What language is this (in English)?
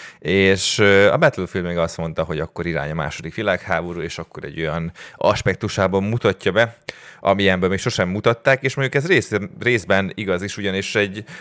Hungarian